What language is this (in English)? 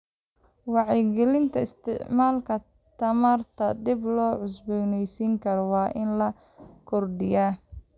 Somali